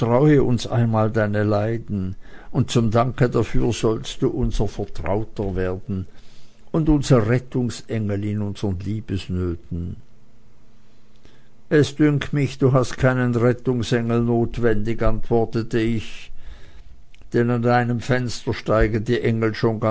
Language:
German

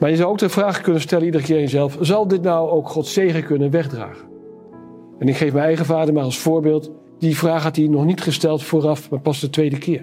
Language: Dutch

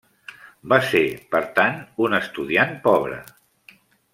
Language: Catalan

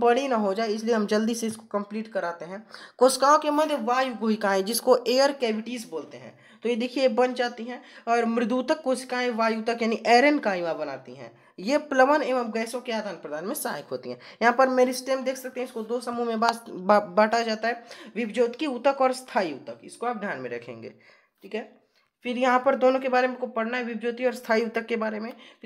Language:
Hindi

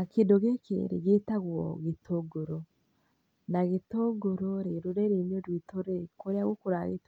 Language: Kikuyu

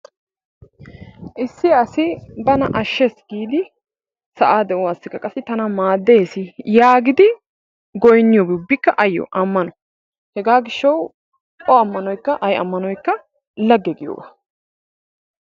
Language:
Wolaytta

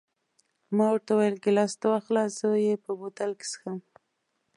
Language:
Pashto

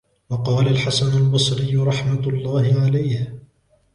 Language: Arabic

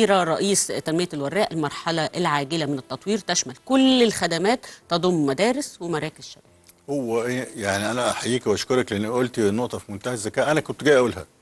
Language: Arabic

